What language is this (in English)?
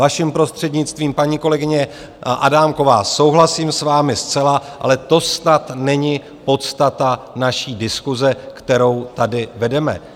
Czech